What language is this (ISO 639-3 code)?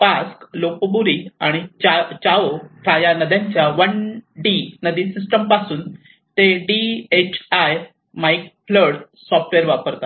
mar